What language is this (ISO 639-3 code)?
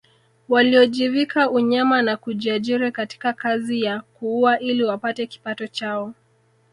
swa